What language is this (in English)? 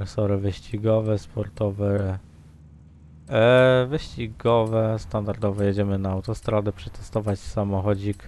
Polish